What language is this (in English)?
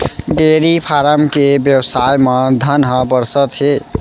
Chhattisgarhi